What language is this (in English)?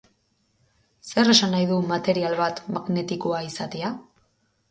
Basque